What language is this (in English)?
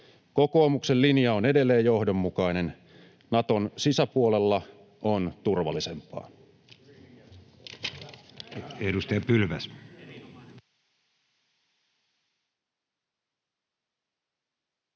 Finnish